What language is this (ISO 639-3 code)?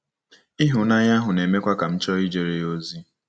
ibo